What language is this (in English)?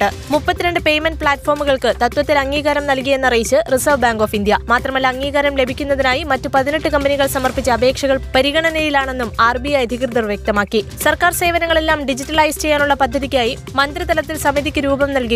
Malayalam